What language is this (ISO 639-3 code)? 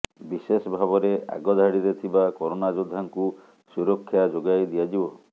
ori